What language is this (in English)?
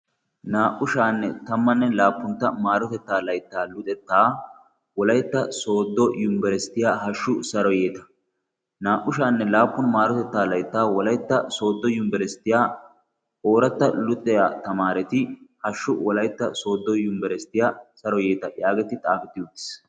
Wolaytta